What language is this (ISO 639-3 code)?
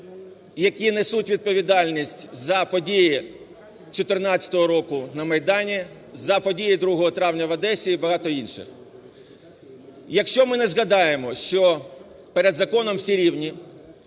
ukr